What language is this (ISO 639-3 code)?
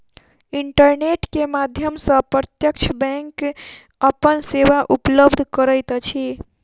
mai